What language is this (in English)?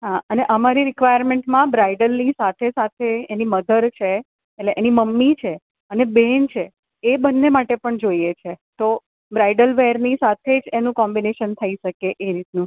Gujarati